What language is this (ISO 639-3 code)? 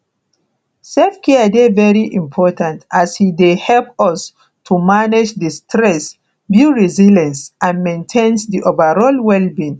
pcm